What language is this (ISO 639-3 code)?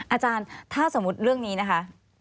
tha